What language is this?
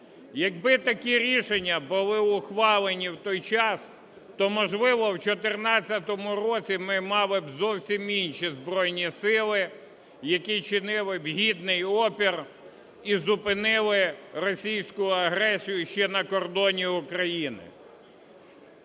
Ukrainian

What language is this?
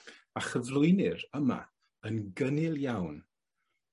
Welsh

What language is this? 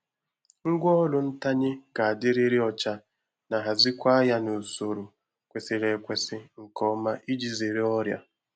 Igbo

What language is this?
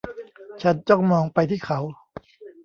Thai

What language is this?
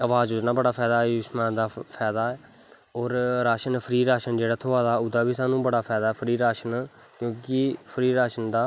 Dogri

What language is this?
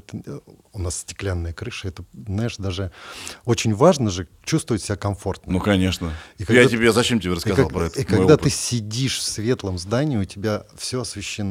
Russian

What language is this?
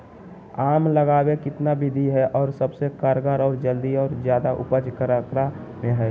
Magahi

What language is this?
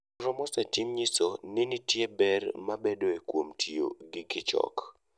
Luo (Kenya and Tanzania)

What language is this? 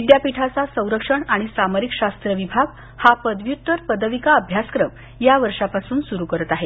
Marathi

